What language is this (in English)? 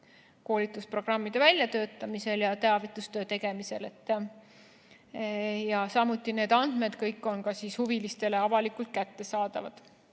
Estonian